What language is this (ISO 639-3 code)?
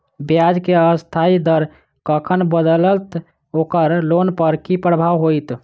mai